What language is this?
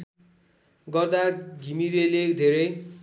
Nepali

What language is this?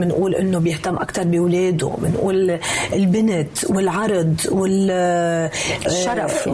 Arabic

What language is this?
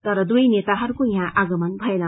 Nepali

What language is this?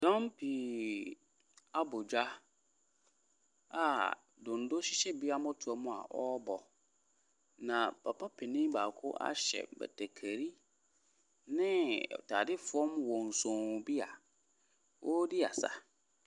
Akan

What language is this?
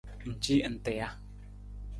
Nawdm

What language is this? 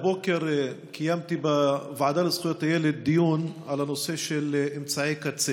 Hebrew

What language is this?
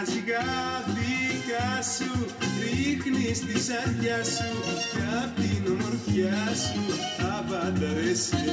Greek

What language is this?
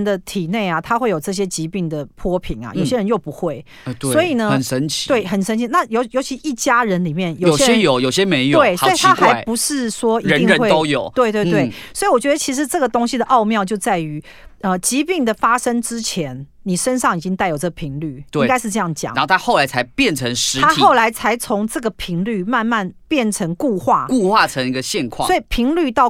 Chinese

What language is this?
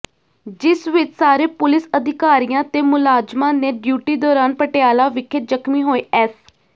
Punjabi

